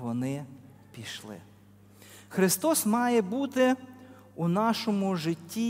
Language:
Ukrainian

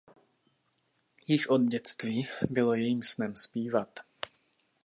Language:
Czech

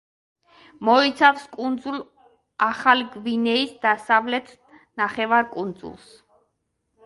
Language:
Georgian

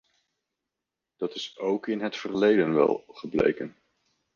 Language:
Dutch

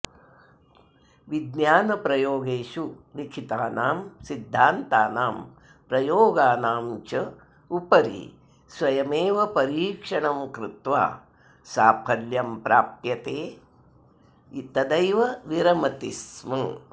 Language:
Sanskrit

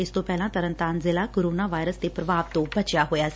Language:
Punjabi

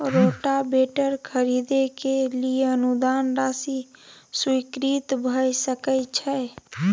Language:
Maithili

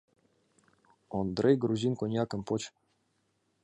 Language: Mari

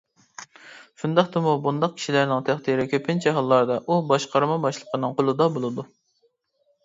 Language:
Uyghur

